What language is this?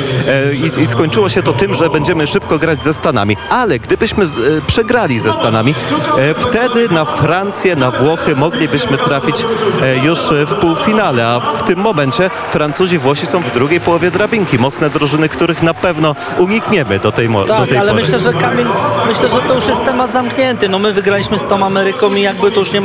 Polish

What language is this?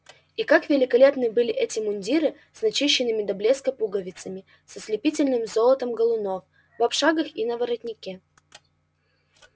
Russian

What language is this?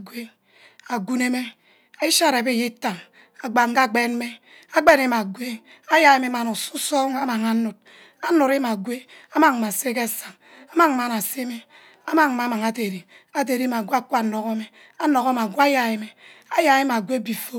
Ubaghara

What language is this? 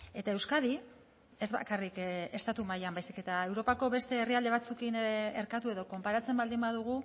Basque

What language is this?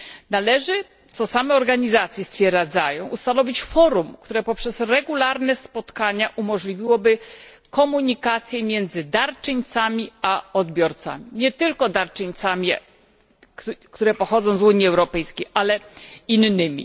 Polish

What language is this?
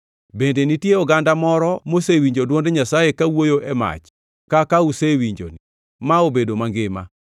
Luo (Kenya and Tanzania)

